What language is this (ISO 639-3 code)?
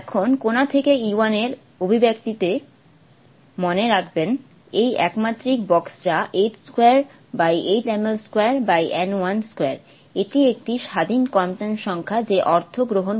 ben